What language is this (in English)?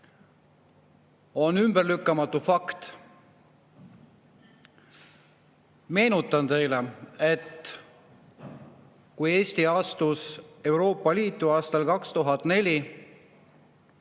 Estonian